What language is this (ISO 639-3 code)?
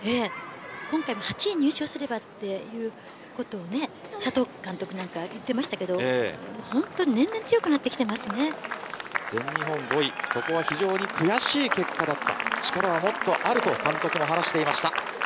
jpn